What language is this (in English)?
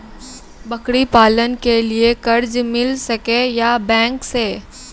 Maithili